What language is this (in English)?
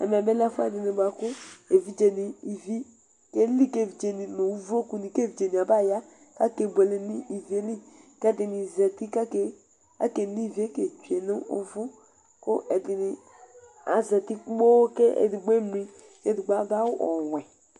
Ikposo